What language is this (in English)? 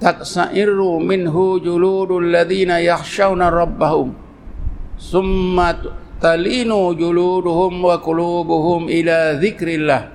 Malay